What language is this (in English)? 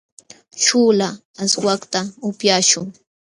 Jauja Wanca Quechua